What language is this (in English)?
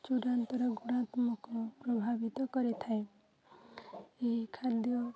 Odia